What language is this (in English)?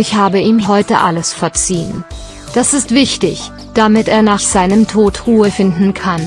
German